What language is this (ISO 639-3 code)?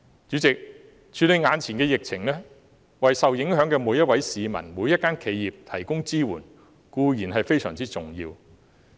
yue